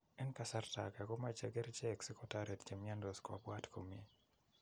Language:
Kalenjin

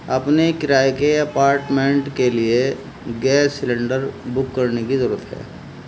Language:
Urdu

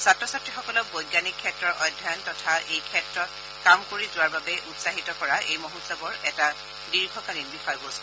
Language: Assamese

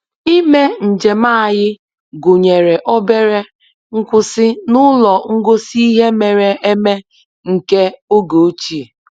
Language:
Igbo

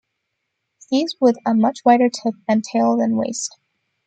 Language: English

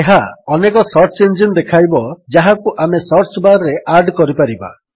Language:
Odia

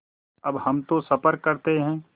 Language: Hindi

